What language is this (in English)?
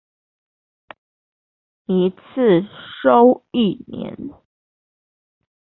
Chinese